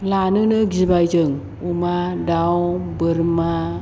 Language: Bodo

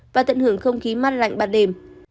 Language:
Vietnamese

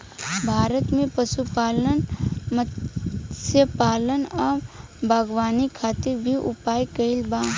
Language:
Bhojpuri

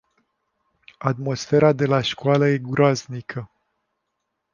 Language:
Romanian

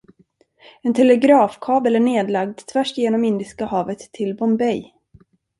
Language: Swedish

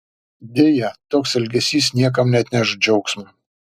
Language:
Lithuanian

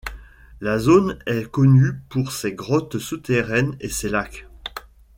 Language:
French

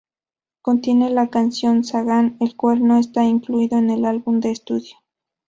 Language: Spanish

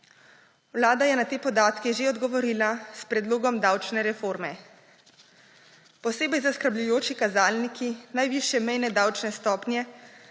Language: Slovenian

